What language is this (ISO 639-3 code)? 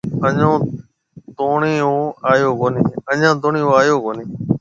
mve